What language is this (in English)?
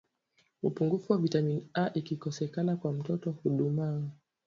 Swahili